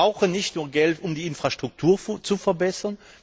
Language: German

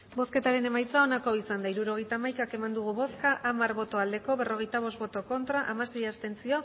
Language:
Basque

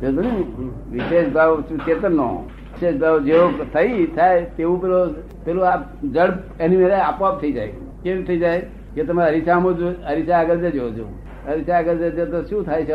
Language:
Gujarati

